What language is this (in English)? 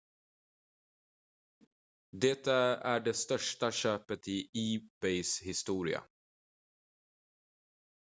Swedish